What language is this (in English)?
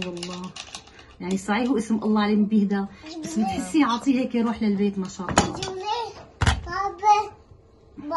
Arabic